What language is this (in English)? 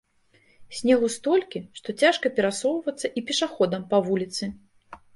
Belarusian